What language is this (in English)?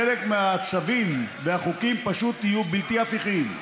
Hebrew